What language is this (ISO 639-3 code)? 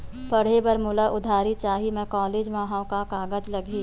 hne